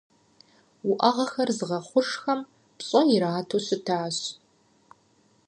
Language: Kabardian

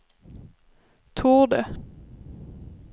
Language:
Swedish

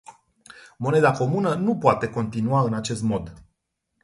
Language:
Romanian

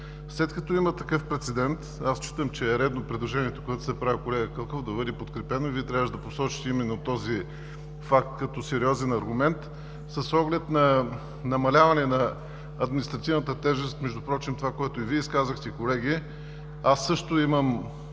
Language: Bulgarian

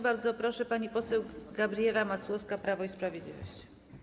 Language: Polish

